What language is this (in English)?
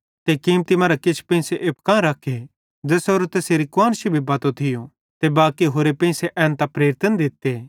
Bhadrawahi